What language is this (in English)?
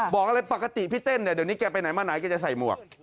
Thai